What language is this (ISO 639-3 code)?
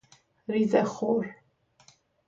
fas